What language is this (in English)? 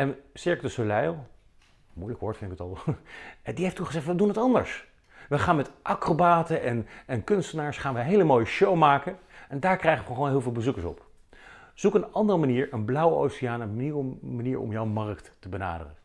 Dutch